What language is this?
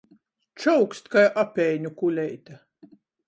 Latgalian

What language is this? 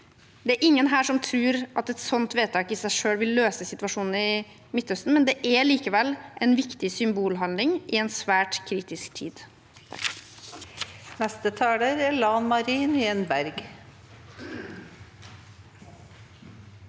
Norwegian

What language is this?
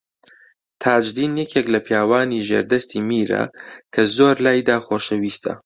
Central Kurdish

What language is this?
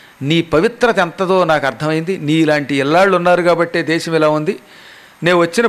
Telugu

